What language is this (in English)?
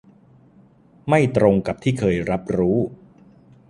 Thai